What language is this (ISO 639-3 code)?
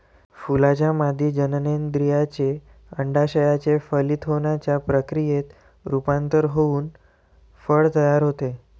mar